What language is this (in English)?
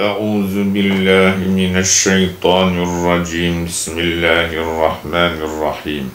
Turkish